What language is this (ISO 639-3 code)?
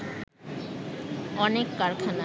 ben